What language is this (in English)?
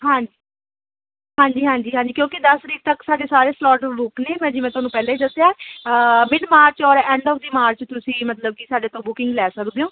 Punjabi